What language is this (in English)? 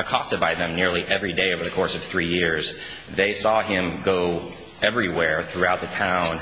English